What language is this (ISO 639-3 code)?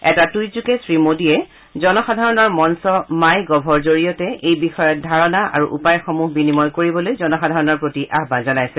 asm